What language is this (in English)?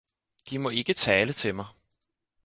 Danish